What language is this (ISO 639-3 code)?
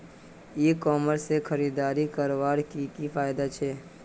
mag